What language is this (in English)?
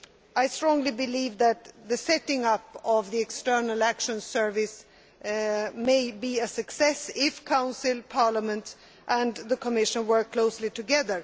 English